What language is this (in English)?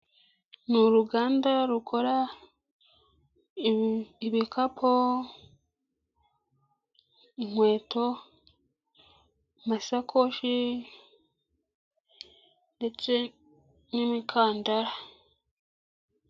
Kinyarwanda